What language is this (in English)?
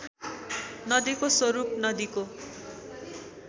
Nepali